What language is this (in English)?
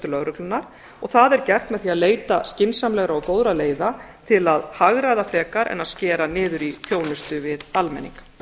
Icelandic